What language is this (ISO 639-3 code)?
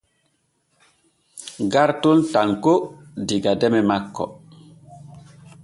fue